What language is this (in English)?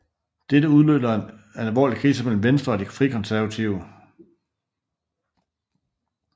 Danish